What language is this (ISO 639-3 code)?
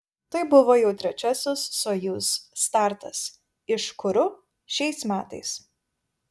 lit